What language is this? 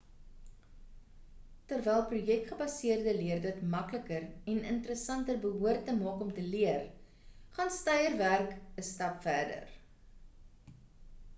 Afrikaans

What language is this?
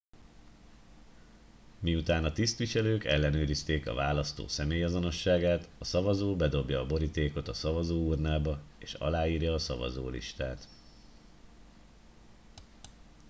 Hungarian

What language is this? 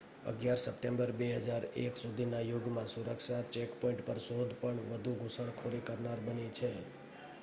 Gujarati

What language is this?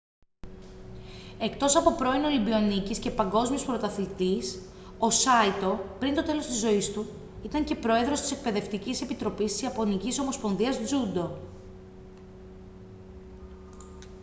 Greek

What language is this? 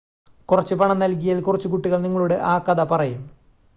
Malayalam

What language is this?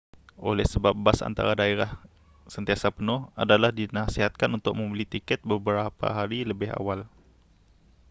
Malay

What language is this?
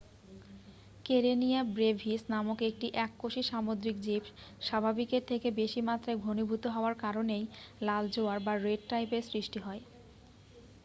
Bangla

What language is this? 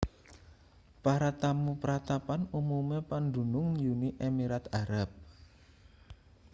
Javanese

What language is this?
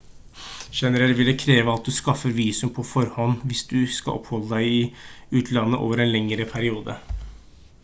Norwegian Bokmål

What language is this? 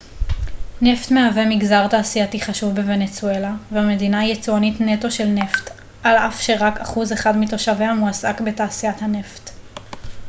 Hebrew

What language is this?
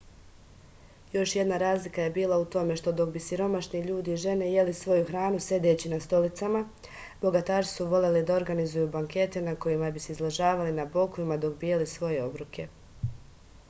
Serbian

